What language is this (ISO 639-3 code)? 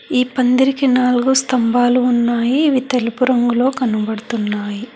tel